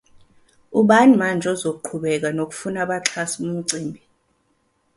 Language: Zulu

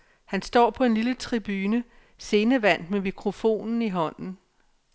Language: Danish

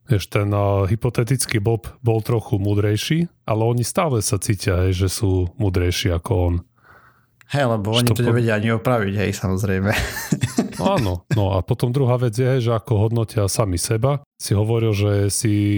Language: Slovak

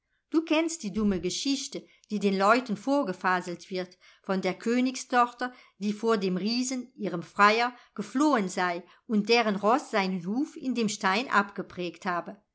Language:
German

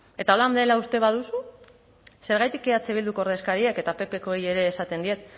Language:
Basque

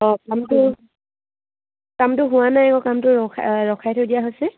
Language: Assamese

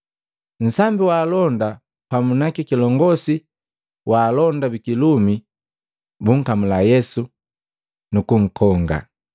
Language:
Matengo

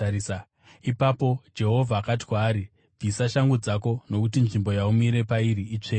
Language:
Shona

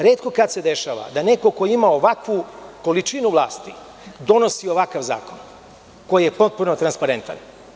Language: Serbian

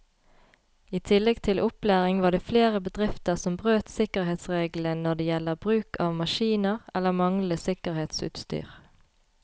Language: Norwegian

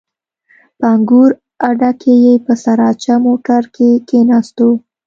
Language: Pashto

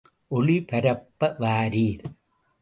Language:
Tamil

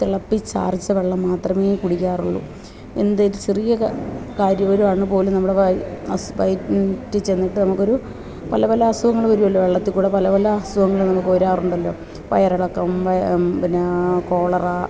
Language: Malayalam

